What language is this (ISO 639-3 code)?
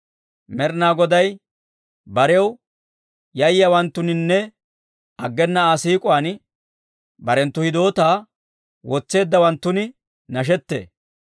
dwr